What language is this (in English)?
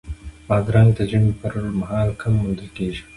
Pashto